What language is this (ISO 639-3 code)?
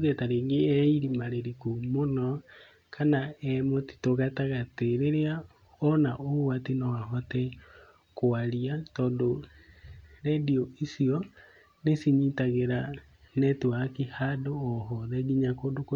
kik